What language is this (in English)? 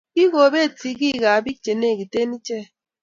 Kalenjin